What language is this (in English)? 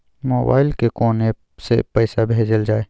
Maithili